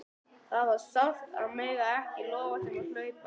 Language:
Icelandic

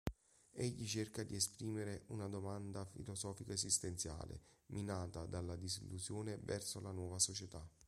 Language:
Italian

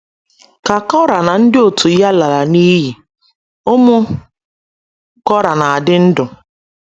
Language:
Igbo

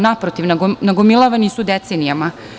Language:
Serbian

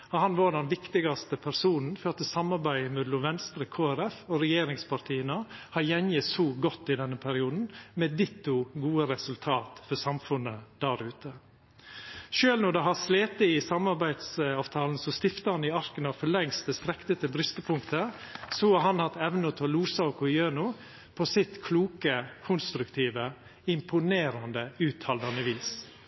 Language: Norwegian Nynorsk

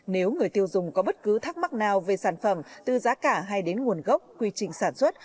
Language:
Vietnamese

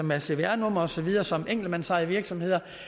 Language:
Danish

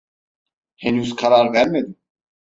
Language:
Turkish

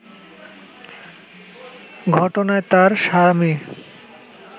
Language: Bangla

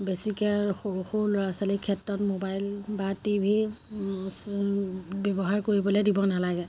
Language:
Assamese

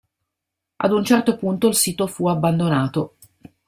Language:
Italian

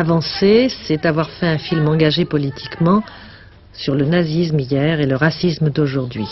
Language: French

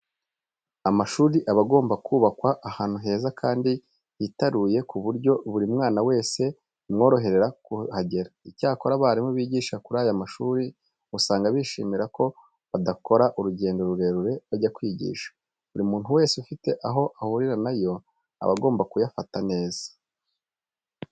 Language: Kinyarwanda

